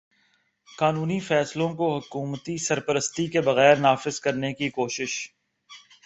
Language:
Urdu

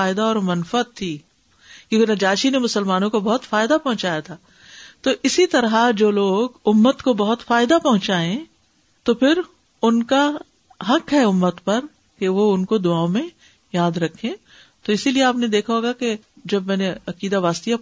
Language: Urdu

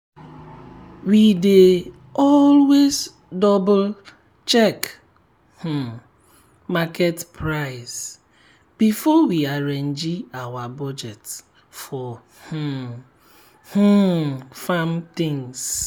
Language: Nigerian Pidgin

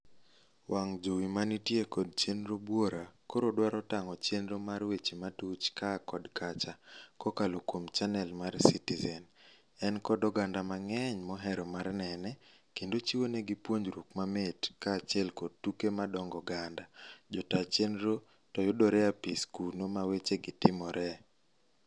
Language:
Luo (Kenya and Tanzania)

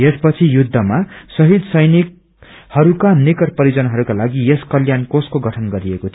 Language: Nepali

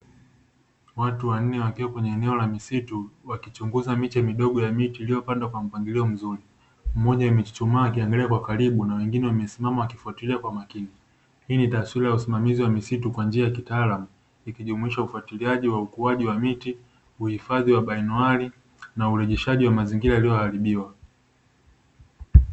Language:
Swahili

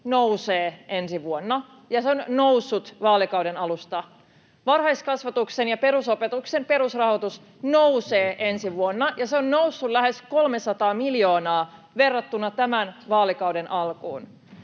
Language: Finnish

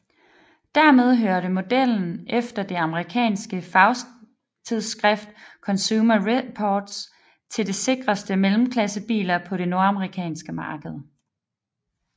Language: Danish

